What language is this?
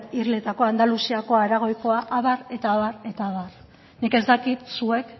Basque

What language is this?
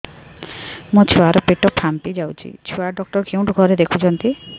Odia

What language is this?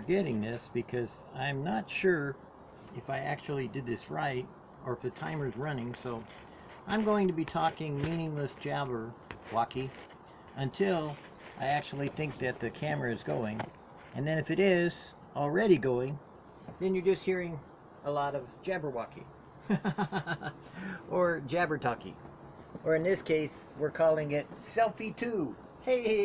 English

